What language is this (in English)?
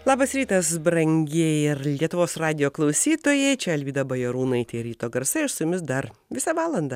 Lithuanian